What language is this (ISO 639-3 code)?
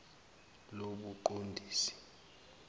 zul